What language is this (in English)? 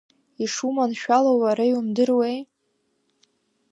Abkhazian